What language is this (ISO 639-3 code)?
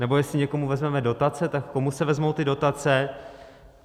ces